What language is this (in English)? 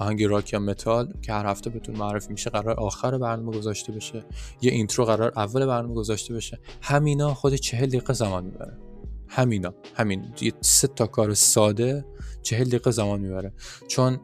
Persian